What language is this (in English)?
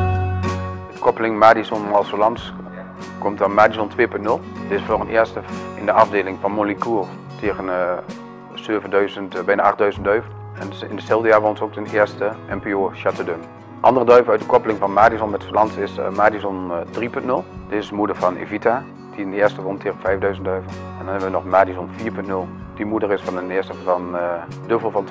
Dutch